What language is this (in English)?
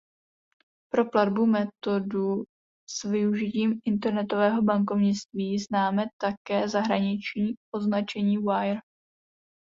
Czech